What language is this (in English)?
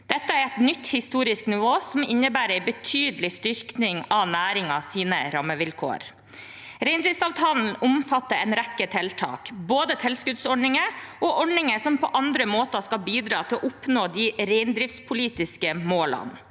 Norwegian